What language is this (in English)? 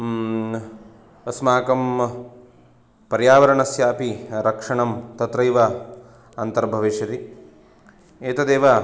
Sanskrit